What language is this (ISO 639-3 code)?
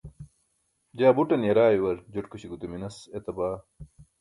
bsk